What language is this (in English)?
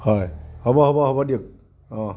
Assamese